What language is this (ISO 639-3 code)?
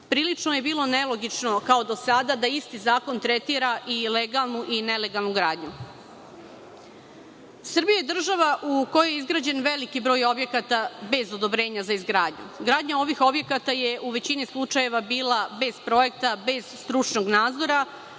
srp